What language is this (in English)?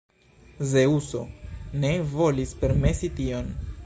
Esperanto